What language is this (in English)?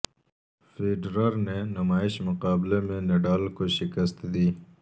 Urdu